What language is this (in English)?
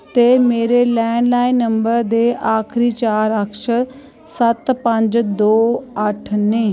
Dogri